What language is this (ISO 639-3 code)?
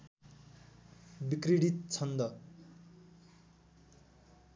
nep